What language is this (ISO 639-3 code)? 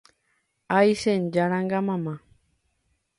grn